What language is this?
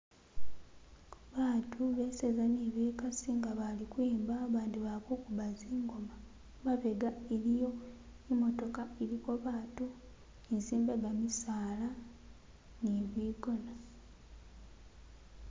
Masaaba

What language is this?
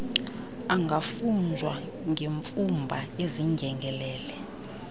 Xhosa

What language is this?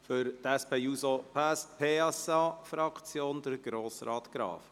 Swiss German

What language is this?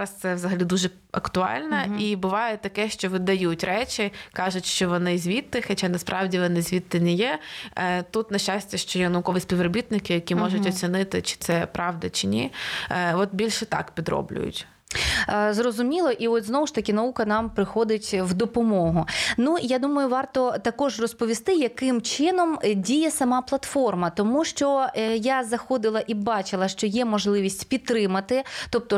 Ukrainian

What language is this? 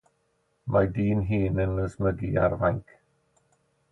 Welsh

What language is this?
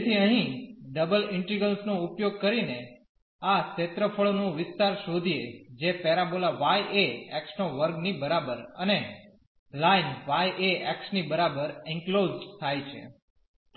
Gujarati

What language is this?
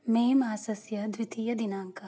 Sanskrit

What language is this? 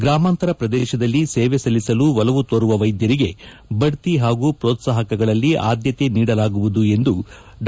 Kannada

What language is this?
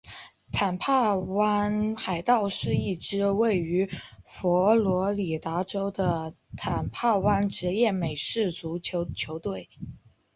Chinese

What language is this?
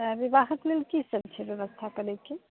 Maithili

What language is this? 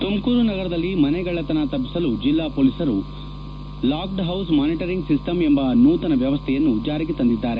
Kannada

